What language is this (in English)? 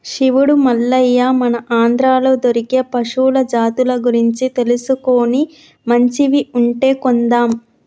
Telugu